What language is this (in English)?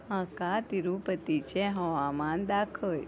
Konkani